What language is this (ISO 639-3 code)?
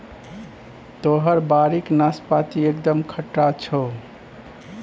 mai